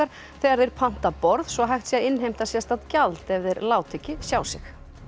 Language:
Icelandic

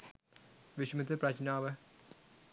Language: Sinhala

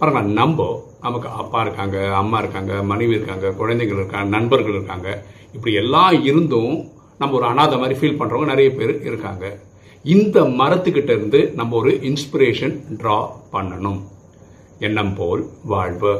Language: Tamil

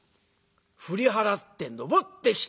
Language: Japanese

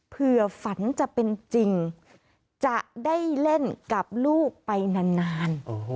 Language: Thai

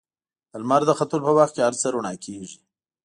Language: Pashto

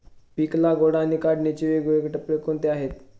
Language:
Marathi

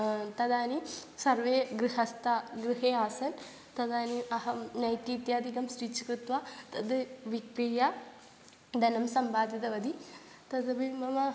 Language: Sanskrit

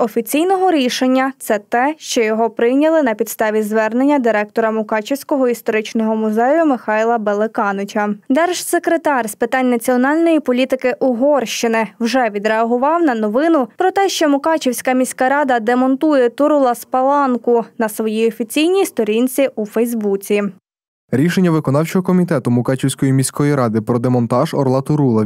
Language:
Ukrainian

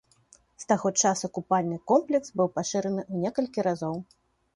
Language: Belarusian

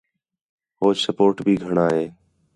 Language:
Khetrani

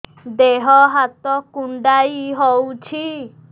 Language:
Odia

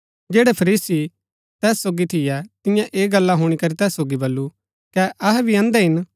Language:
Gaddi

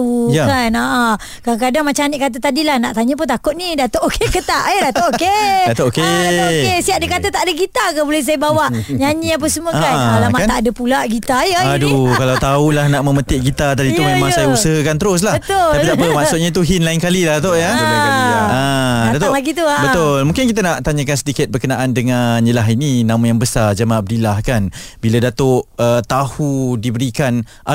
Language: Malay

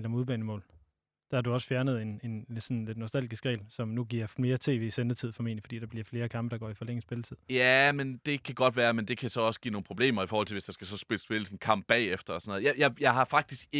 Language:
Danish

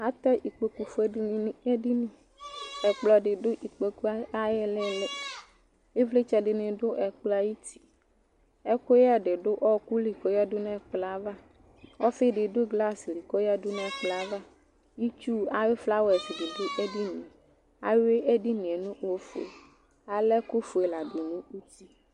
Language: Ikposo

